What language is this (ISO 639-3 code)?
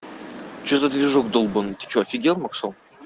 rus